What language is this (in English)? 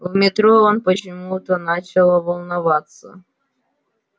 Russian